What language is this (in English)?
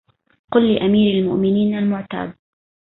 Arabic